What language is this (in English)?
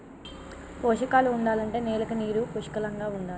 Telugu